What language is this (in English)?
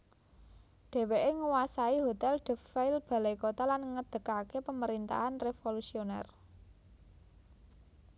Javanese